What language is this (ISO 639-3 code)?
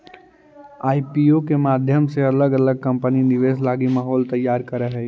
mag